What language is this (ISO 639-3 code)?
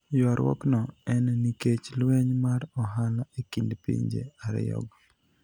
luo